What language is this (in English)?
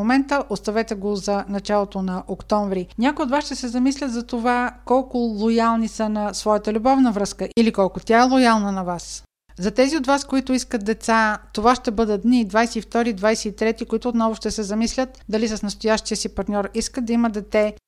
Bulgarian